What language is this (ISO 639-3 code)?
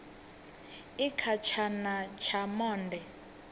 ven